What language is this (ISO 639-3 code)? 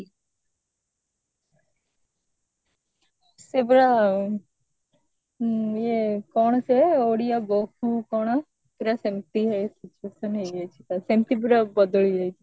ori